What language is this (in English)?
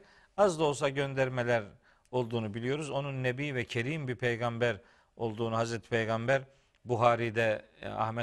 Turkish